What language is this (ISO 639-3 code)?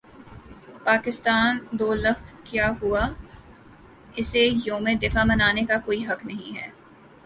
urd